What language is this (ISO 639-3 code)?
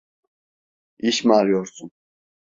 tur